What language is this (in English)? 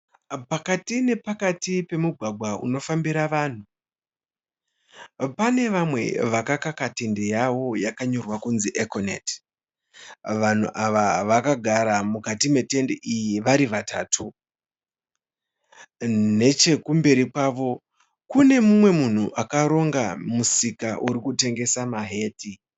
Shona